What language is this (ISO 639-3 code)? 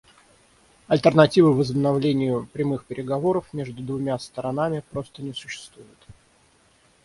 rus